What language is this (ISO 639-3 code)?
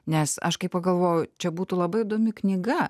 lit